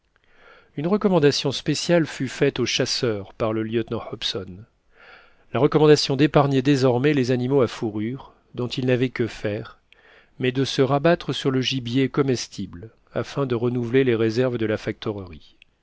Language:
French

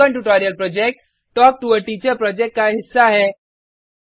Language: Hindi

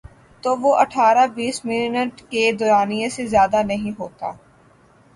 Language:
Urdu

